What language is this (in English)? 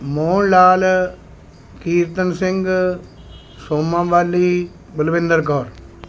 Punjabi